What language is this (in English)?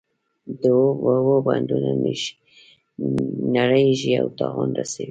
Pashto